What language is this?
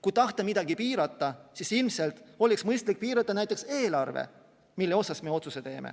Estonian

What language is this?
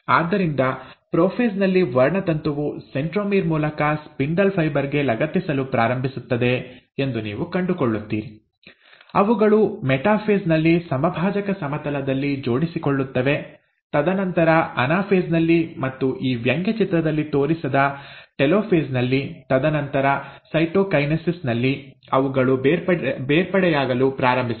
Kannada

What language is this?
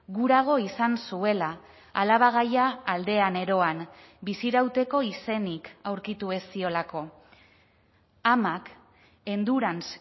Basque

